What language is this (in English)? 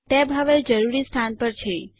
Gujarati